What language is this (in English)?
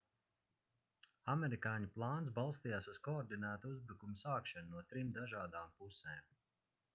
Latvian